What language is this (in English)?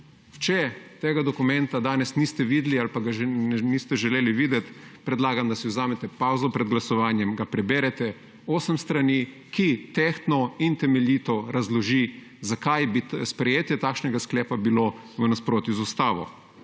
Slovenian